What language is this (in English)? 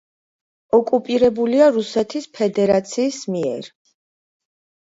Georgian